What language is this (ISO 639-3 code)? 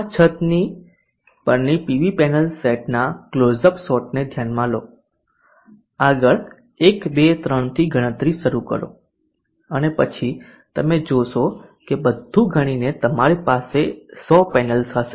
guj